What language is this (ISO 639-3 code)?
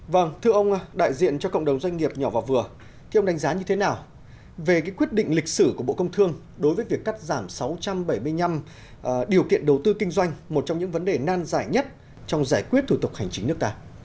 vie